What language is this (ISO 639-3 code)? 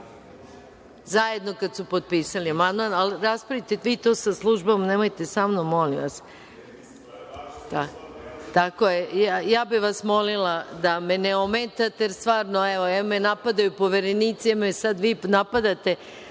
srp